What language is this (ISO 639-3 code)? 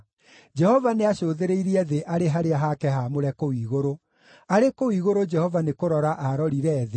kik